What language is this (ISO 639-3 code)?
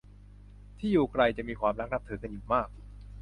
tha